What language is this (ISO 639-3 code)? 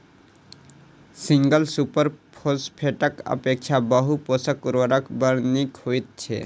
mai